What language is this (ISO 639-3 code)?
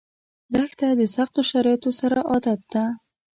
pus